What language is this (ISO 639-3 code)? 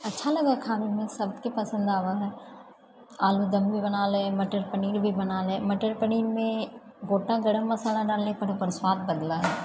mai